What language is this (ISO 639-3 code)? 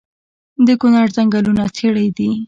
pus